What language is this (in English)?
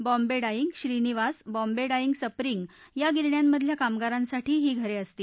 Marathi